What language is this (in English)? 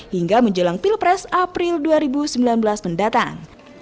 Indonesian